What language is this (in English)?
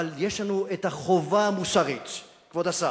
Hebrew